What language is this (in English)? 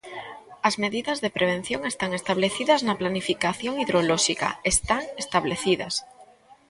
Galician